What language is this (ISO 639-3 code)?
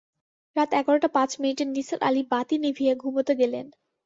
ben